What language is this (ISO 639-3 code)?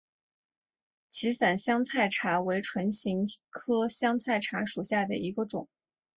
zho